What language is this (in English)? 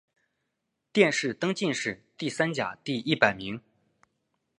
Chinese